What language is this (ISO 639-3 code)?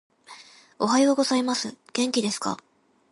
jpn